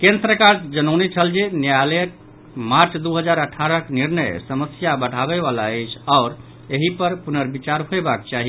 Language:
Maithili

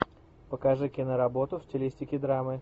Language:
Russian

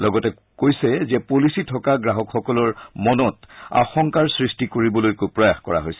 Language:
Assamese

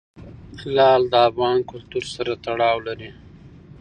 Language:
Pashto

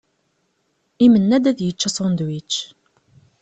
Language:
Kabyle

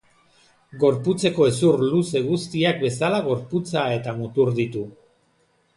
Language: Basque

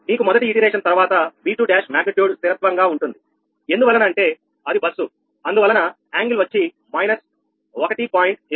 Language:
Telugu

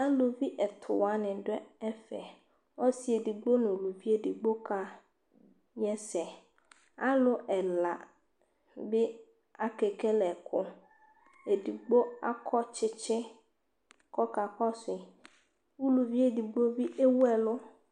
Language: Ikposo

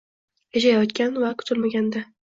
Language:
Uzbek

